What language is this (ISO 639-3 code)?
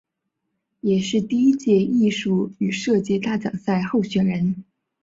zho